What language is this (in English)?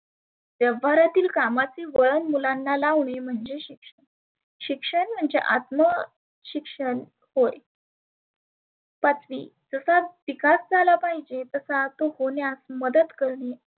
Marathi